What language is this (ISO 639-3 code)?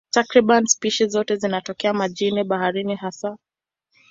swa